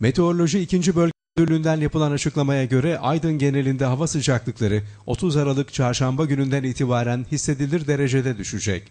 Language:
Turkish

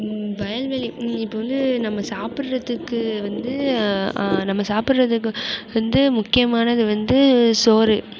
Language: Tamil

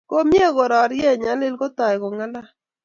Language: Kalenjin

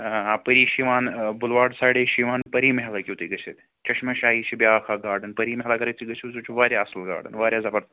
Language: Kashmiri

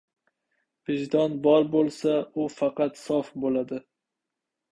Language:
Uzbek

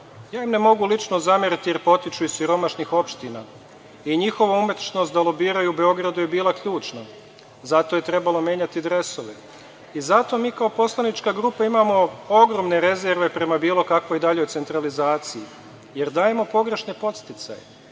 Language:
Serbian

